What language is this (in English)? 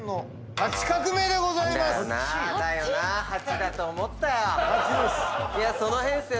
Japanese